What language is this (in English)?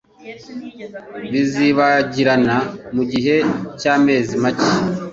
Kinyarwanda